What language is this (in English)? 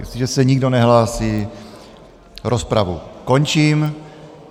Czech